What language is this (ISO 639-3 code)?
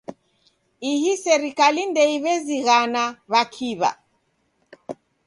dav